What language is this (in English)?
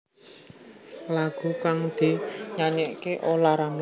Javanese